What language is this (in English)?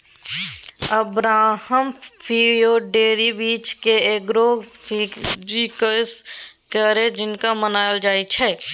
Maithili